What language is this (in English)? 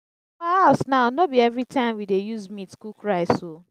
Nigerian Pidgin